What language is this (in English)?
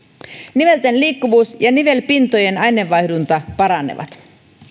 Finnish